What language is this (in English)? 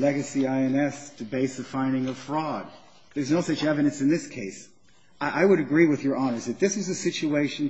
English